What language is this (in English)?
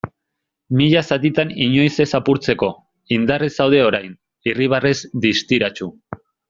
Basque